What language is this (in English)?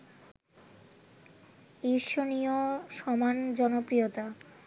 Bangla